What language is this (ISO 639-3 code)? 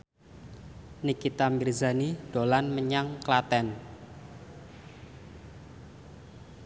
jav